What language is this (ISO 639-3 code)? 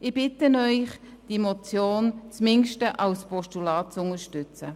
gsw